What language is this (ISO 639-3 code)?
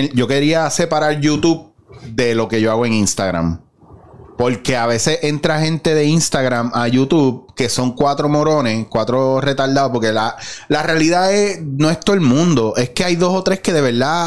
spa